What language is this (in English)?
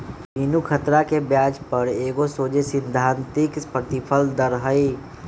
Magahi